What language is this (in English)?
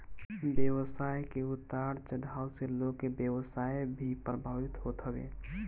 Bhojpuri